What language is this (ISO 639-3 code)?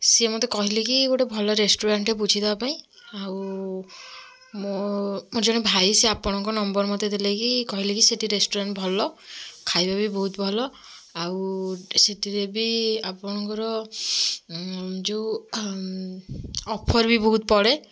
ori